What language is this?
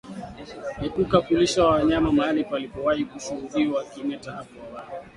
Swahili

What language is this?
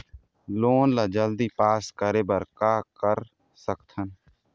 Chhattisgarhi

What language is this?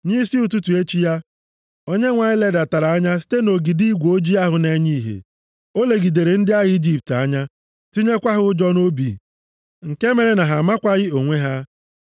Igbo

